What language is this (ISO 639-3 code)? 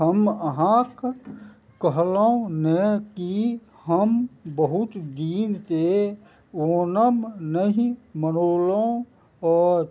mai